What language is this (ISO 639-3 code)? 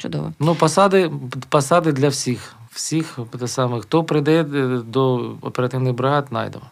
ukr